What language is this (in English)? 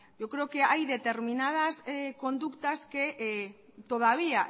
Spanish